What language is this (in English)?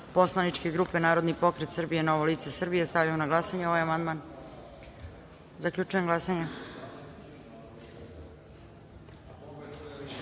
Serbian